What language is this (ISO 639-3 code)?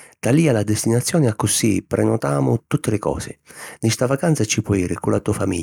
scn